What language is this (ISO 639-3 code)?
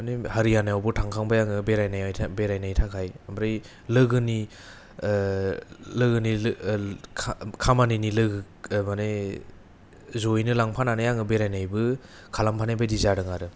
brx